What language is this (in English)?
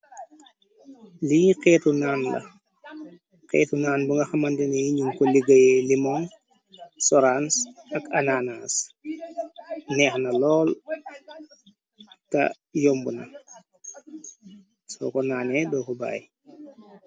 Wolof